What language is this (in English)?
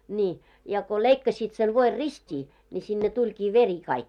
Finnish